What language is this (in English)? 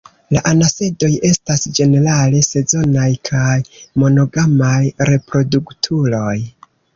Esperanto